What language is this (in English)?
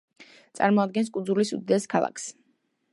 Georgian